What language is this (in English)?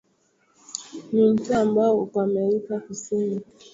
Swahili